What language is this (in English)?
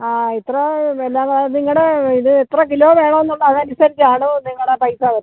Malayalam